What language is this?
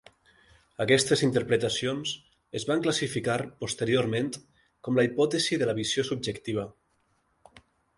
Catalan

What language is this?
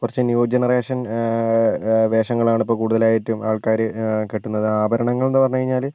Malayalam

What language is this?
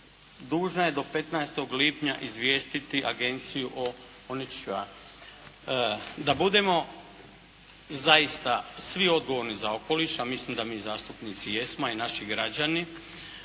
Croatian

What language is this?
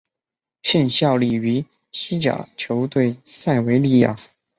Chinese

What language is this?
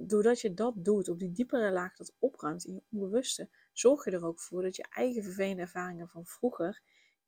Dutch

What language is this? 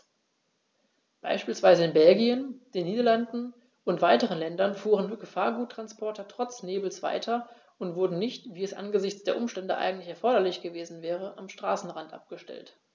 German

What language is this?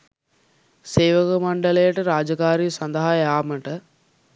Sinhala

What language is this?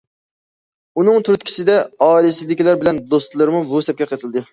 Uyghur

